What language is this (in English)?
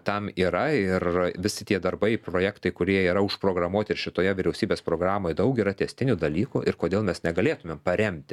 Lithuanian